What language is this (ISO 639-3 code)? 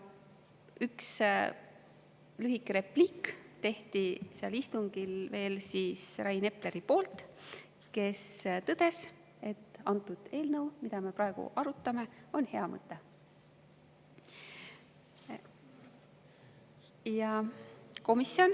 est